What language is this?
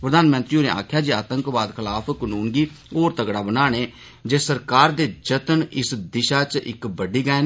Dogri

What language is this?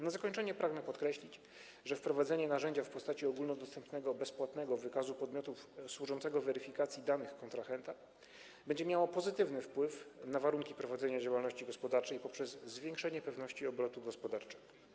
Polish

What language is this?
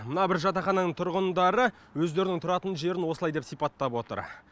Kazakh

